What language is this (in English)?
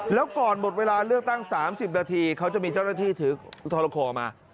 Thai